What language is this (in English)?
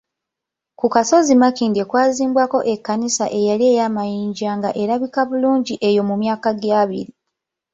Ganda